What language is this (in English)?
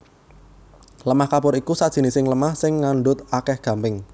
Javanese